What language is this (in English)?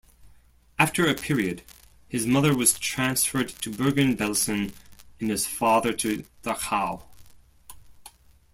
English